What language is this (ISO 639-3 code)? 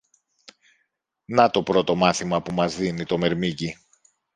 ell